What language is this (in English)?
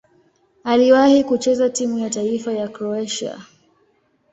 Swahili